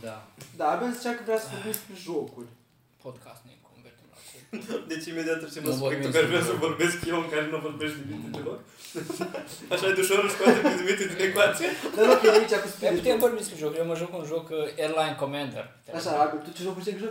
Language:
Romanian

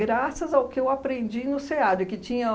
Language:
Portuguese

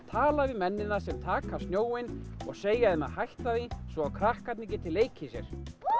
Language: Icelandic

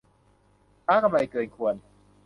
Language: Thai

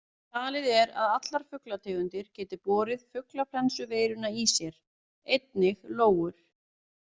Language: Icelandic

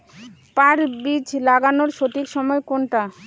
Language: Bangla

